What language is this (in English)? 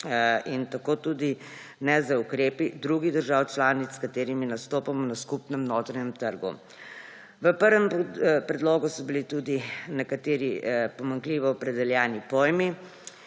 Slovenian